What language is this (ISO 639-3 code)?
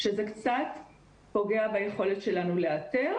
heb